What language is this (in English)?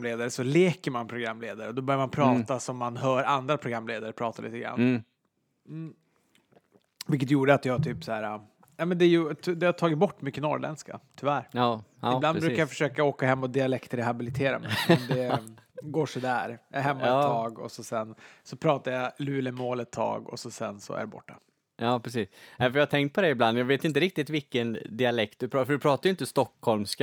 Swedish